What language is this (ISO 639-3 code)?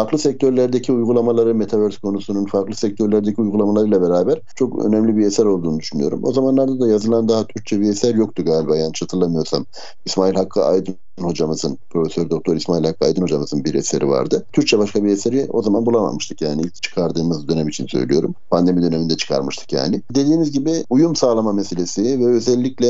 tur